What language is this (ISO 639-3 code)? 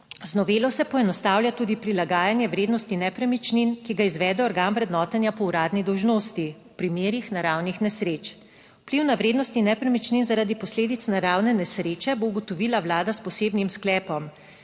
slv